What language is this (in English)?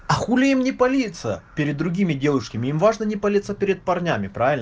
Russian